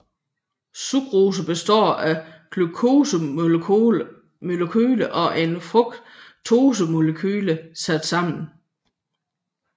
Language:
Danish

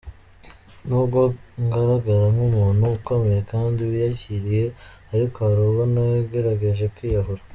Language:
Kinyarwanda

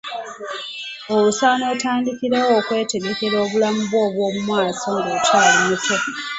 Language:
Ganda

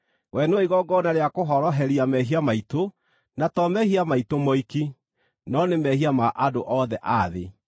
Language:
Kikuyu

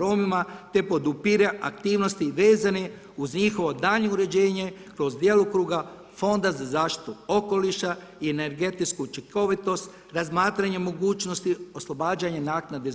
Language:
Croatian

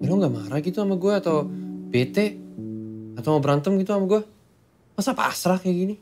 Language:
Indonesian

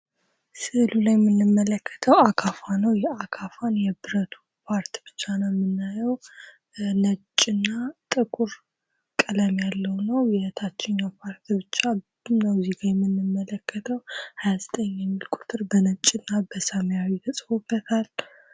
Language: Amharic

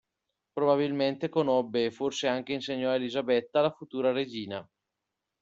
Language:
Italian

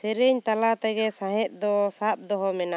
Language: Santali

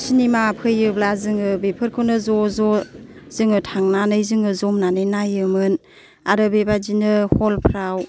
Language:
Bodo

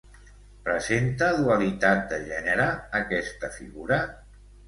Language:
Catalan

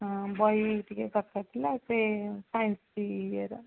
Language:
Odia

